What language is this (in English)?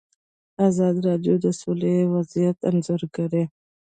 Pashto